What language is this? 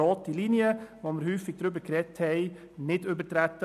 Swiss German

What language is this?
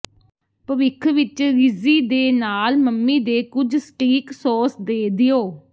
Punjabi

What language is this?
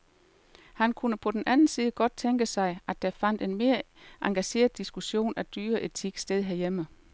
Danish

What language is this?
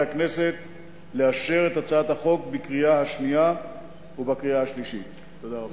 Hebrew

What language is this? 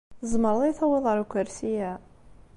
Kabyle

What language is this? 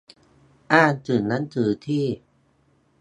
Thai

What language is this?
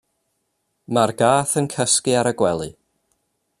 Welsh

